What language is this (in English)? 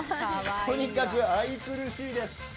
Japanese